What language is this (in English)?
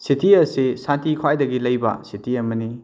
Manipuri